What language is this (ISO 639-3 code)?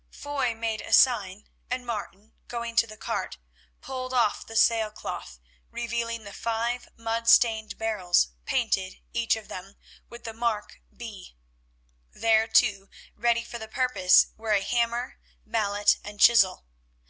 eng